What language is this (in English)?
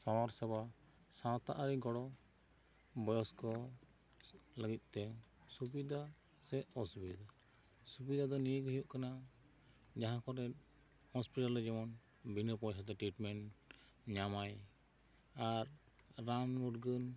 Santali